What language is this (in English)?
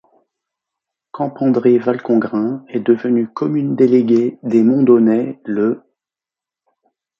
French